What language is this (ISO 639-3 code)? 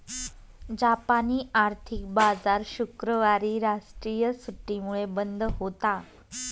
mar